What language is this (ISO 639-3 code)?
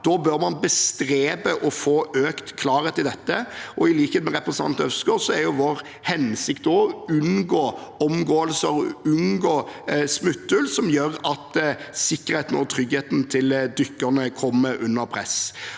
nor